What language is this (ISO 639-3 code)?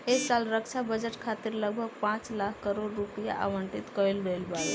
bho